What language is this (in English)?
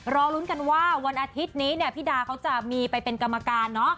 Thai